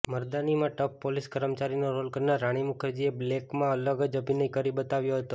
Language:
Gujarati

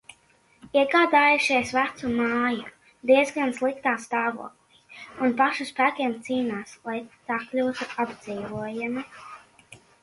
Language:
Latvian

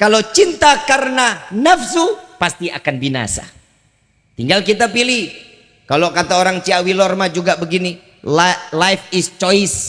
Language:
Indonesian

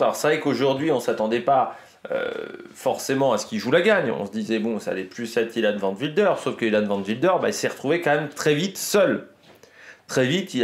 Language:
French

